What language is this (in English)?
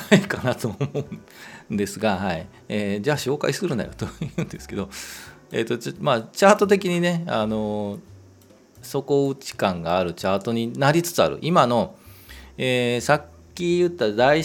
Japanese